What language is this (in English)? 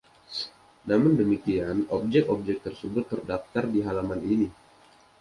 Indonesian